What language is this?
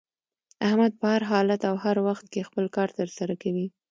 Pashto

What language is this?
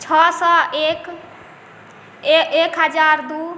Maithili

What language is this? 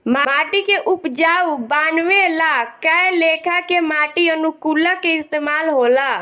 Bhojpuri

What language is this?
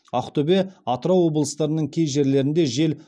Kazakh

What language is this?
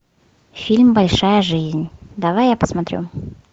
Russian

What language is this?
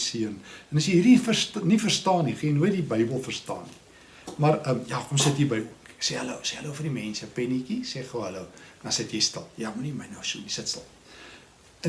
Dutch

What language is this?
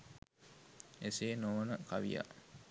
Sinhala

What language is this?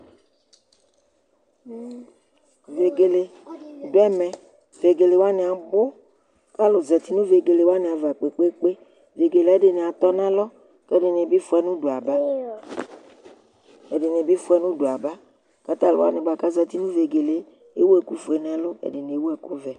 Ikposo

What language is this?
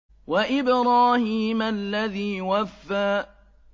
Arabic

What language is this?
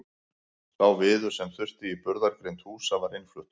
Icelandic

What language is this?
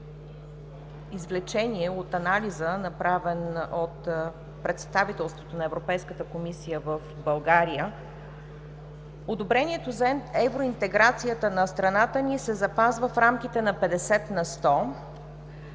Bulgarian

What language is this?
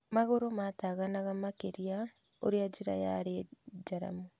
Kikuyu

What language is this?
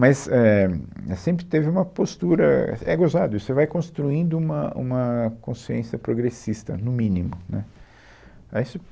Portuguese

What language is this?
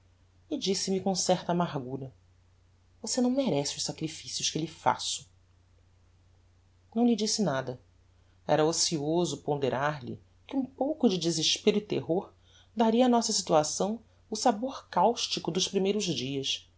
Portuguese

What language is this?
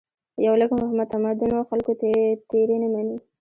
Pashto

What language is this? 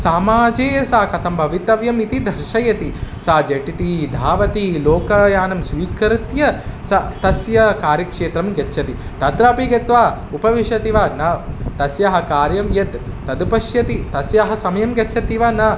Sanskrit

